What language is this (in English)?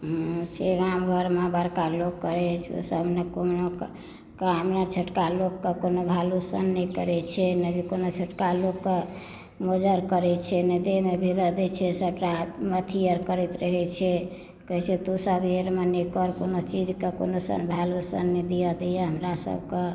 Maithili